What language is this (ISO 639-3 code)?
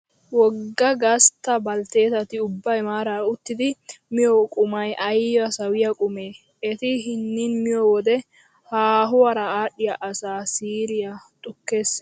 wal